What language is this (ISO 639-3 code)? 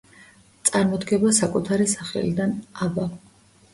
kat